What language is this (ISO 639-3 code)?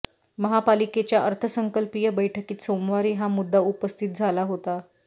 mar